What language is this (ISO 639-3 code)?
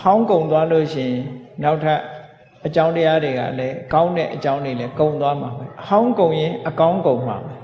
ind